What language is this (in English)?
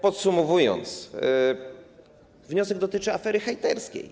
Polish